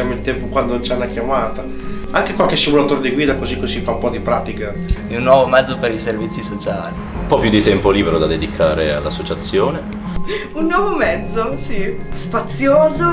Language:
Italian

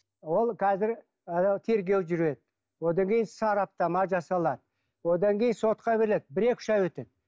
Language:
Kazakh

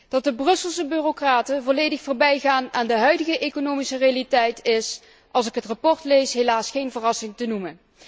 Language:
Dutch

